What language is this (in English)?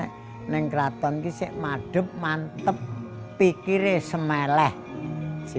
Indonesian